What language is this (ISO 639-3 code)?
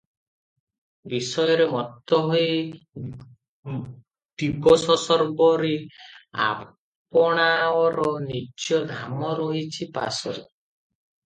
ori